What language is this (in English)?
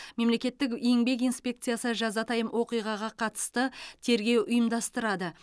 Kazakh